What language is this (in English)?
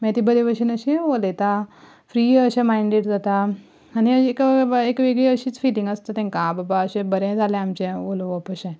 Konkani